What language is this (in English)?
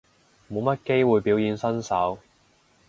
Cantonese